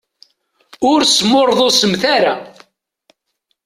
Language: Kabyle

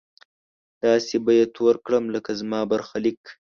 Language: Pashto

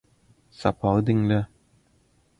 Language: Turkmen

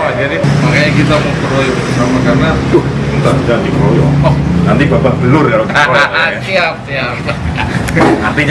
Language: Indonesian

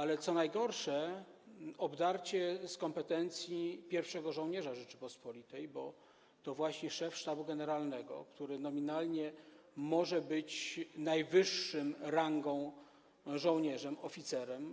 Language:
Polish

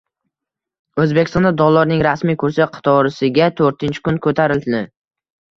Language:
Uzbek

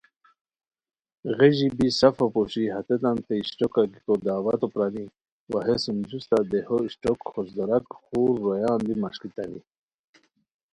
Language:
Khowar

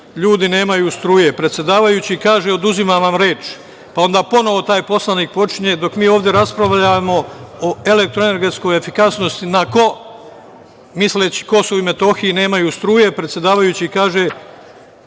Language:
Serbian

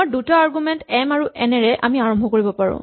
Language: Assamese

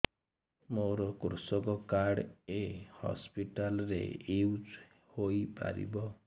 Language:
Odia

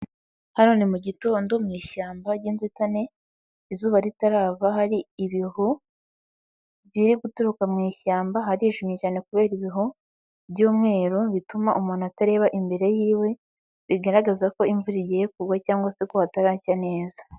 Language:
Kinyarwanda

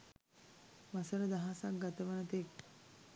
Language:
Sinhala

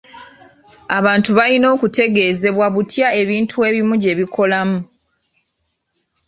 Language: Ganda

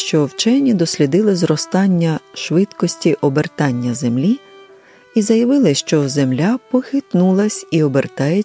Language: Ukrainian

